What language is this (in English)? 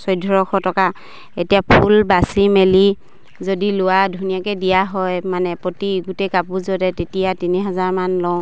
Assamese